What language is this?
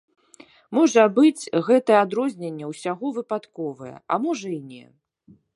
Belarusian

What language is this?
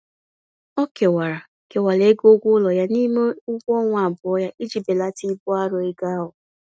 Igbo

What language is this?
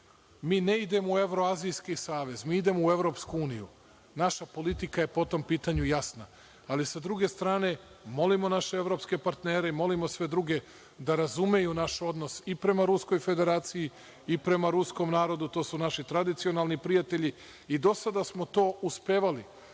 Serbian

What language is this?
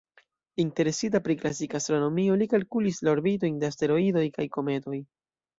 Esperanto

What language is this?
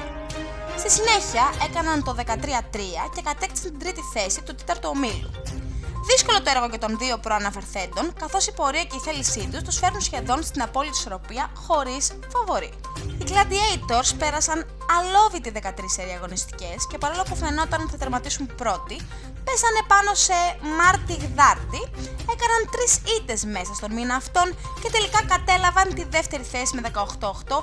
Greek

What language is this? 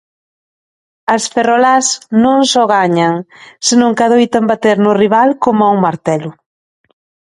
Galician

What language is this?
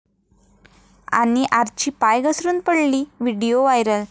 Marathi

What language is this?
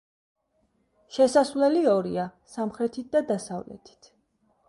Georgian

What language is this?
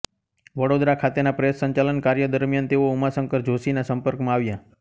Gujarati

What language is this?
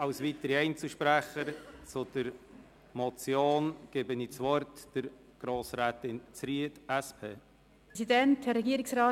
Swiss German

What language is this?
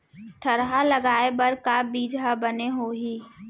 Chhattisgarhi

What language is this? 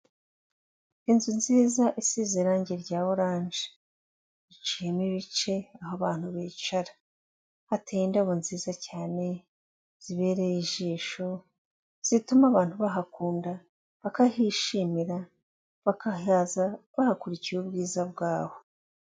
Kinyarwanda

